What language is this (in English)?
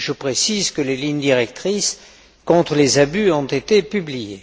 French